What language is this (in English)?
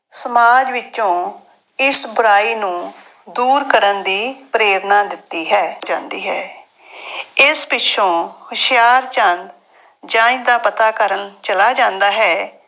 Punjabi